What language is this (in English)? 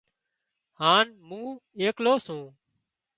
Wadiyara Koli